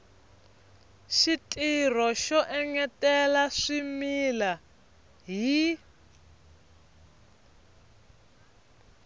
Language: Tsonga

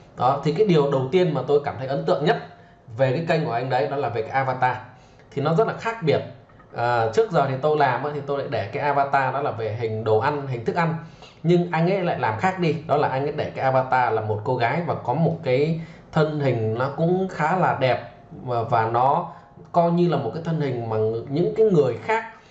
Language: Vietnamese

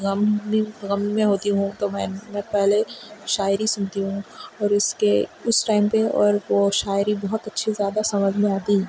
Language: Urdu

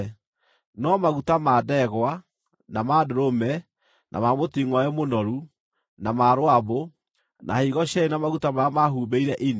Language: Kikuyu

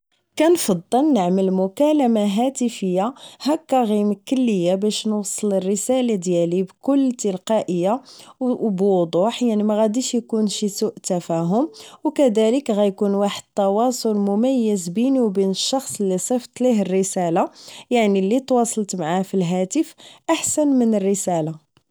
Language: Moroccan Arabic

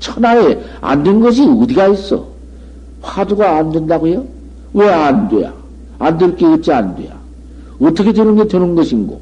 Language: Korean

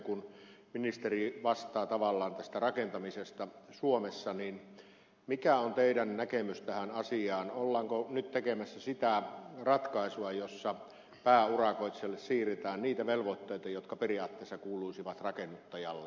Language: Finnish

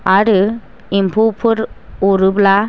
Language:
Bodo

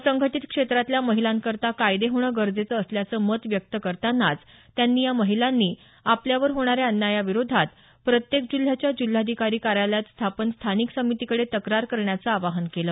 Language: Marathi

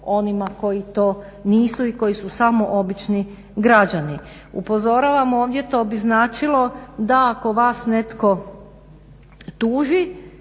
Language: Croatian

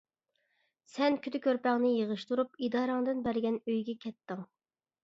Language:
Uyghur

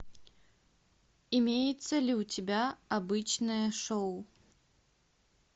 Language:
Russian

